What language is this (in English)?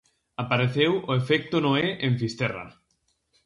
Galician